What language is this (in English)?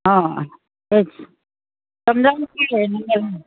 Konkani